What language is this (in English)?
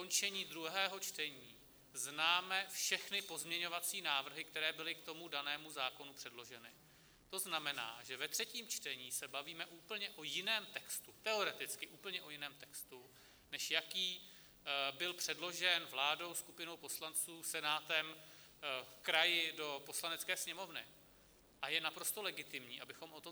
Czech